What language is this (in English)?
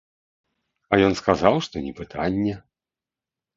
Belarusian